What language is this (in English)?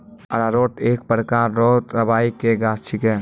Maithili